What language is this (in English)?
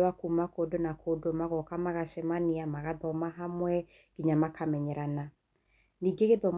Kikuyu